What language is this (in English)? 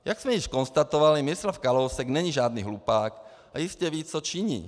Czech